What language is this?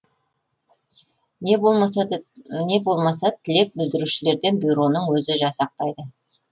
Kazakh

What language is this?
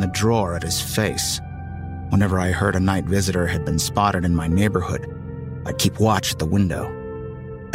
English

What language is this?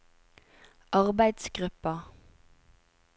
Norwegian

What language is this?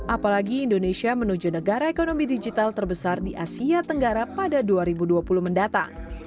Indonesian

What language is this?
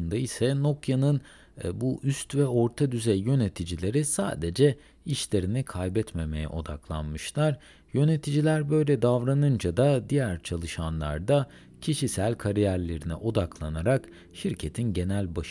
Turkish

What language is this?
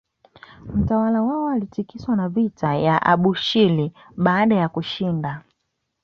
Swahili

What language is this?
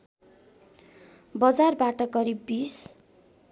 Nepali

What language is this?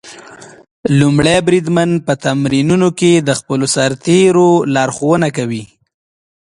Pashto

